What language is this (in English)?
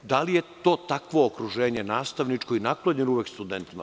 Serbian